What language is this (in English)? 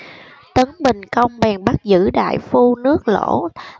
Vietnamese